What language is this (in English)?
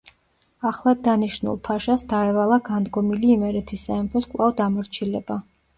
Georgian